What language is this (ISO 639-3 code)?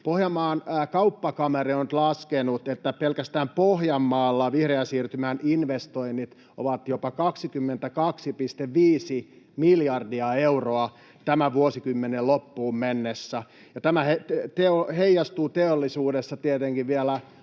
fin